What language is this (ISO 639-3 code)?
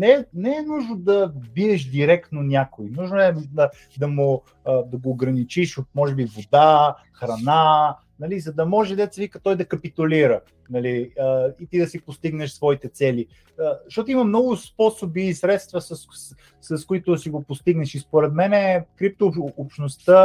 bul